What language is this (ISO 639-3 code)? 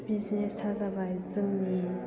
brx